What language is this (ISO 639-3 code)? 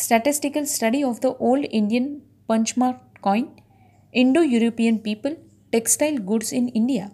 mar